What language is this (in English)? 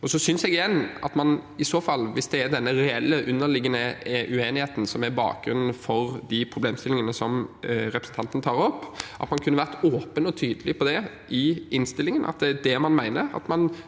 Norwegian